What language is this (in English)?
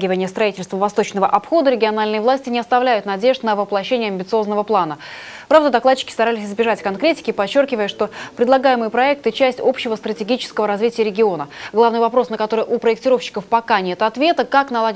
Russian